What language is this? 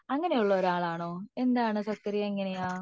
Malayalam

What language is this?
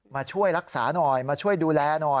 Thai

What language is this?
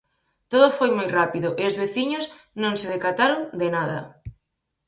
Galician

